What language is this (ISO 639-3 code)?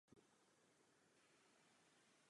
ces